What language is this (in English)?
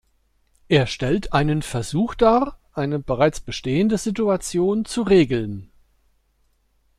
German